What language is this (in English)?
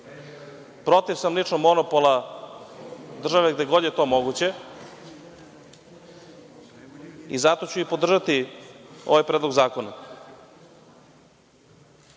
Serbian